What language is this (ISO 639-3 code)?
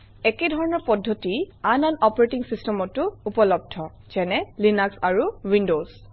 asm